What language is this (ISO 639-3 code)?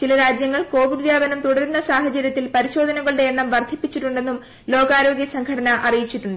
mal